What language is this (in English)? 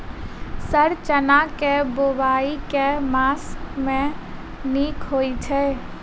Maithili